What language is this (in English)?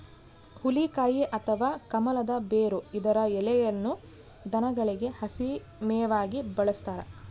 Kannada